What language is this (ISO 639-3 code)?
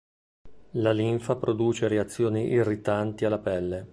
ita